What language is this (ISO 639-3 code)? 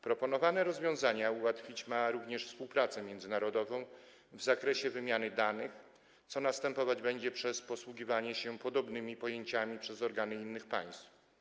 pol